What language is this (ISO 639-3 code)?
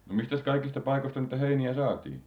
fin